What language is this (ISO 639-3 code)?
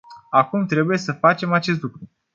ron